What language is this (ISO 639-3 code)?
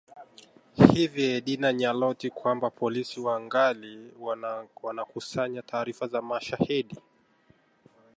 swa